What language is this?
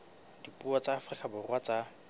Southern Sotho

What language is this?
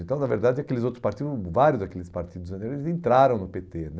Portuguese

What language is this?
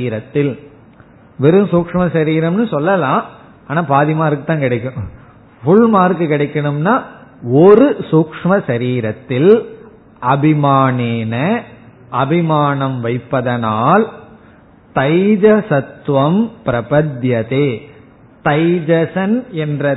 Tamil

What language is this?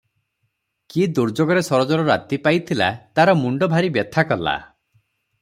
Odia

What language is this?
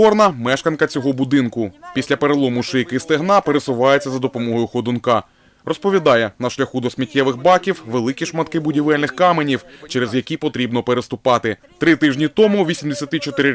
Ukrainian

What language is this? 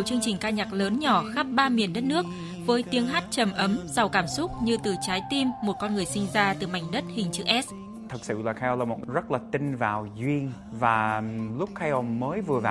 Vietnamese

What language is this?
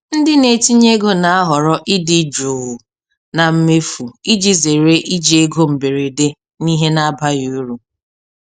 Igbo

